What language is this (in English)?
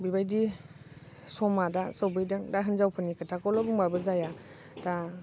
Bodo